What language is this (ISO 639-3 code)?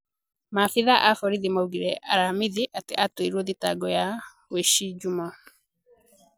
kik